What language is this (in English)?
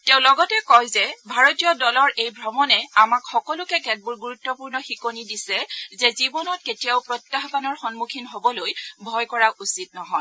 Assamese